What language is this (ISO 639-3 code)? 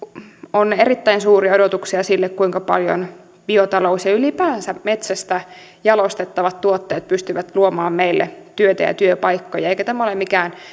fin